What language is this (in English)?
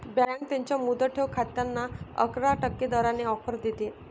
Marathi